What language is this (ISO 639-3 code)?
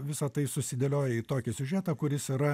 lit